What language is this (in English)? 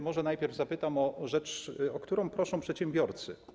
Polish